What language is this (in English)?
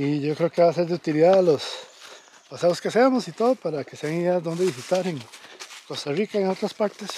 Spanish